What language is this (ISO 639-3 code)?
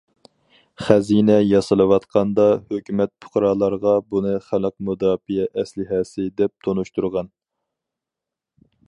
uig